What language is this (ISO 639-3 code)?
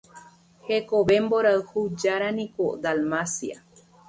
grn